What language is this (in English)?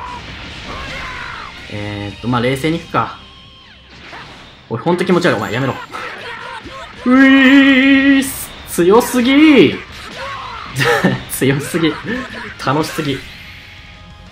Japanese